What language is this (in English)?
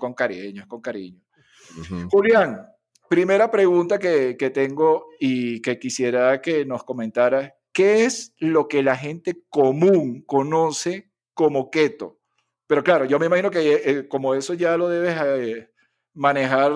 Spanish